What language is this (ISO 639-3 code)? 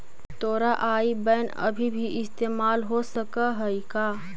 mag